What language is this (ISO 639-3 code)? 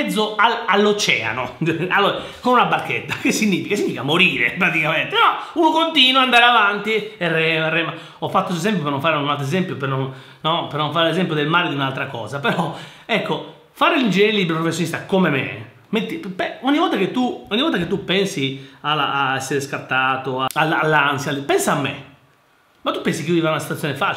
ita